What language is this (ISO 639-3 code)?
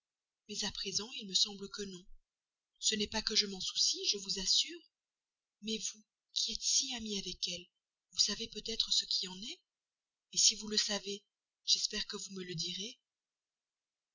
fra